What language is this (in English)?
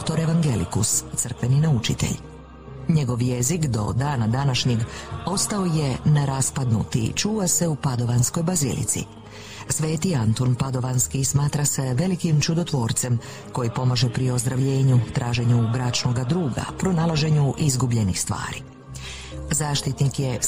Croatian